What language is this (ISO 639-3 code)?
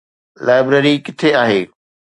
snd